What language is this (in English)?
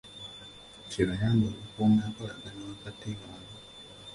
Ganda